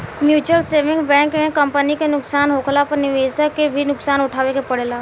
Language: Bhojpuri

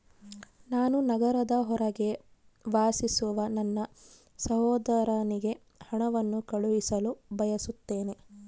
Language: Kannada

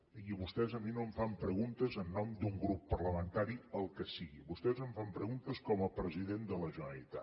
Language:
Catalan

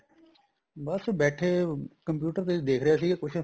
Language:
Punjabi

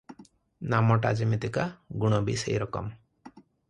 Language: Odia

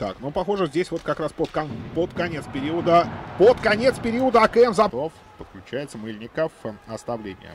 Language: Russian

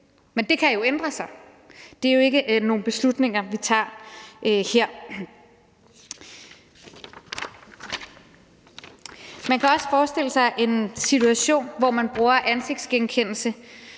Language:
Danish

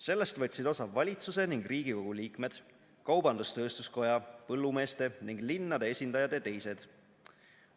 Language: Estonian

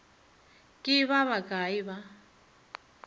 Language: Northern Sotho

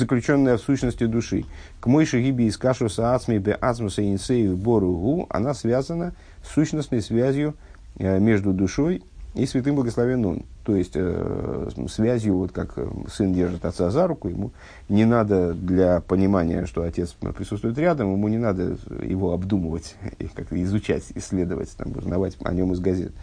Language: Russian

